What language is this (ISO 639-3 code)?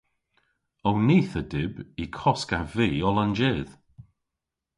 cor